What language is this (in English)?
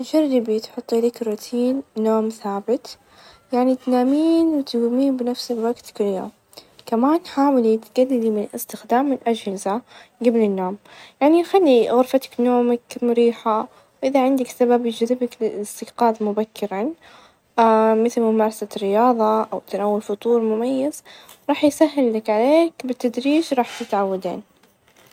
Najdi Arabic